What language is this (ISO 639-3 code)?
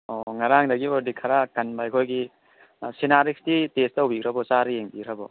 mni